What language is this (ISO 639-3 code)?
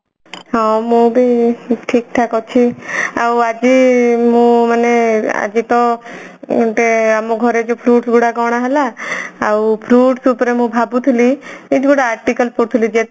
ori